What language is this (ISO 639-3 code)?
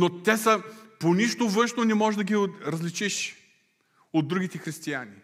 bul